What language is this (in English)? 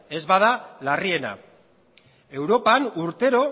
Basque